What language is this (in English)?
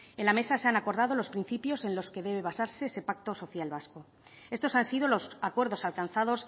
Spanish